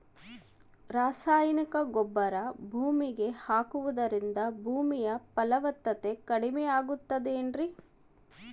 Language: Kannada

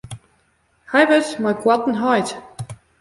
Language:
Western Frisian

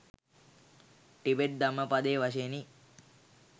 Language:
Sinhala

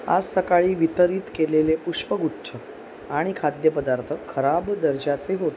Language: Marathi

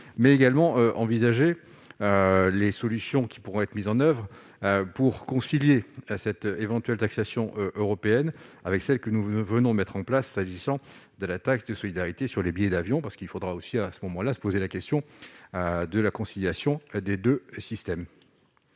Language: French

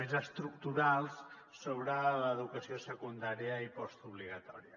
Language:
Catalan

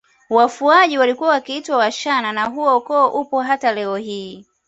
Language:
Swahili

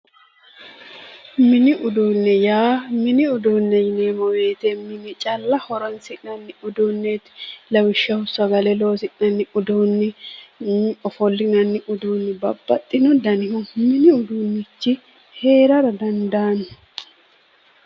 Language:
Sidamo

